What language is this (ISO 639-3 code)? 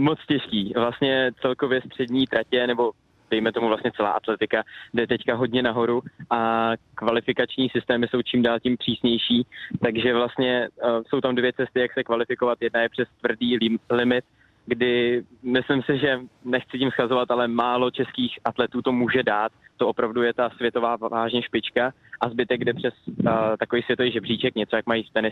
ces